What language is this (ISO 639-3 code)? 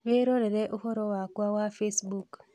kik